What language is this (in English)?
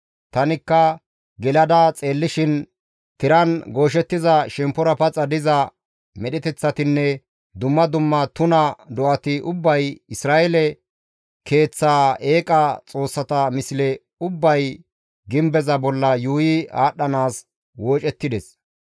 Gamo